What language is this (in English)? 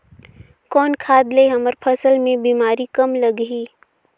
Chhattisgarhi